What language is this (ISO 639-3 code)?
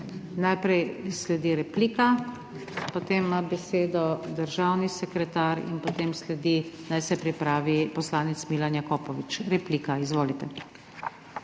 slv